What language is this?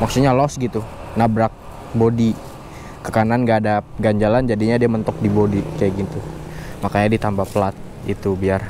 Indonesian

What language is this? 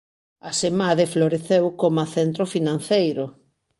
Galician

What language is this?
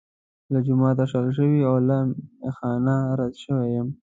Pashto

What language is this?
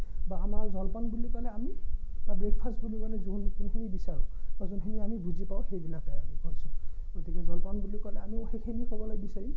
Assamese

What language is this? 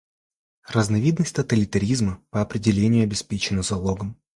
Russian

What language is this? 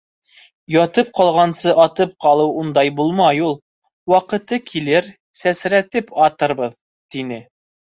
Bashkir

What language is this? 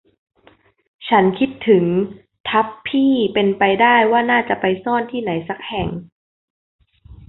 Thai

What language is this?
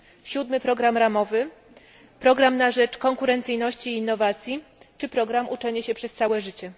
Polish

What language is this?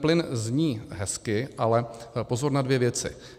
Czech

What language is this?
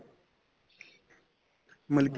Punjabi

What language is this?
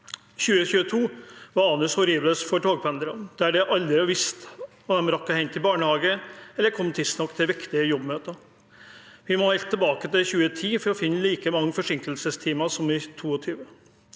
Norwegian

